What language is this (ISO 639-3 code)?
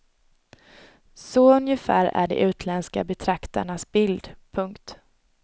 swe